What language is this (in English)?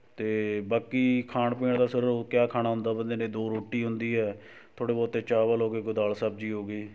Punjabi